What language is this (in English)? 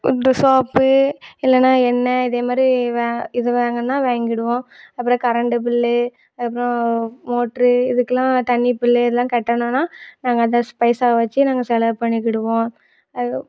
Tamil